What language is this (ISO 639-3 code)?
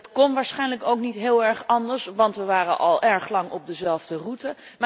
nld